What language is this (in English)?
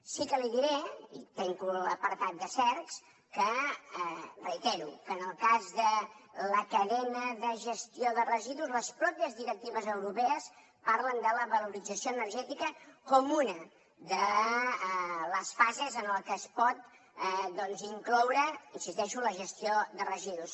Catalan